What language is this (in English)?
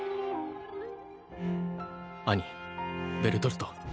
Japanese